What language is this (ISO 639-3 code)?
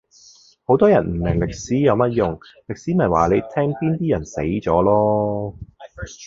yue